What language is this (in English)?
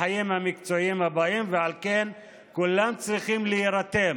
Hebrew